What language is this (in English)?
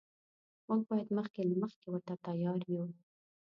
Pashto